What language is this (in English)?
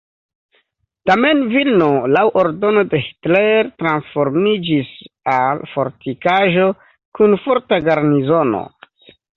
Esperanto